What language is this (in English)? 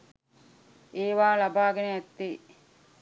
Sinhala